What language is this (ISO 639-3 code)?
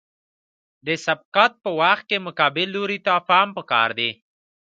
pus